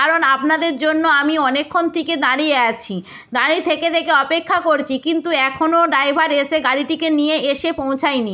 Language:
Bangla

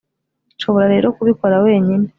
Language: Kinyarwanda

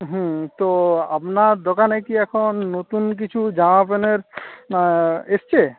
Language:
Bangla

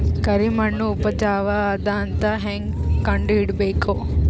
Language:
Kannada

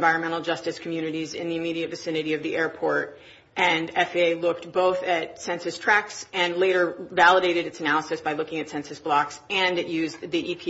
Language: English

